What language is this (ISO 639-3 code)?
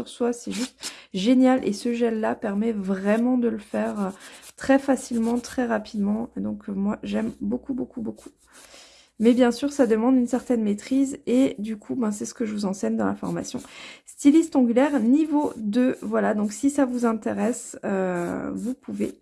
fra